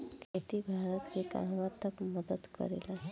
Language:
Bhojpuri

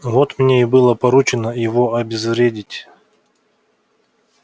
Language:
Russian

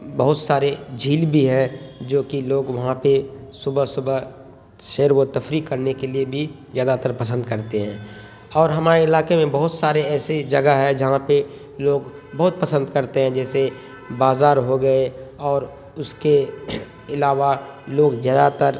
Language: Urdu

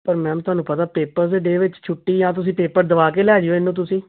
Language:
Punjabi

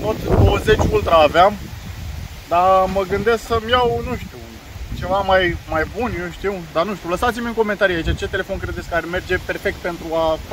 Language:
Romanian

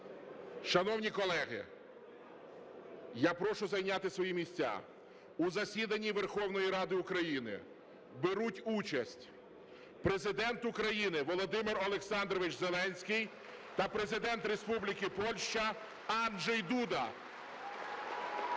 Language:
Ukrainian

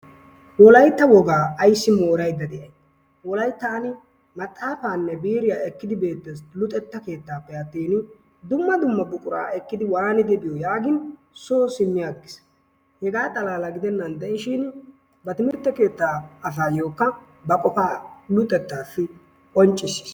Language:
Wolaytta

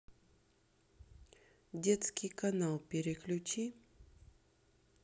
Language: Russian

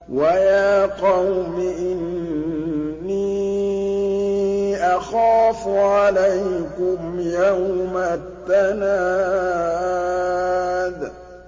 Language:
Arabic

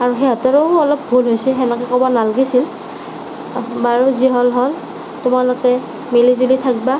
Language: Assamese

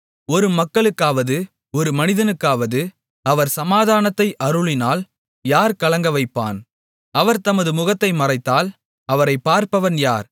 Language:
Tamil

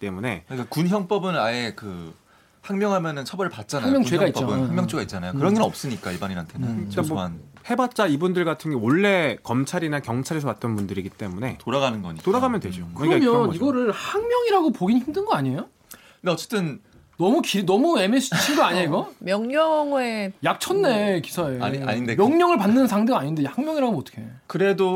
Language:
Korean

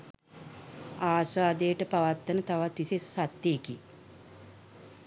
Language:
Sinhala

